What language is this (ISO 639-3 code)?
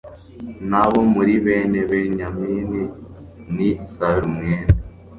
kin